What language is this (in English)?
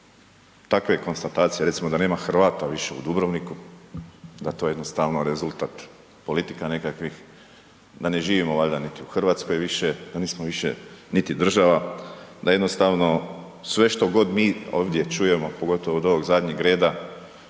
Croatian